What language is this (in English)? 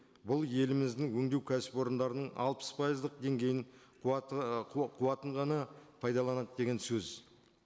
Kazakh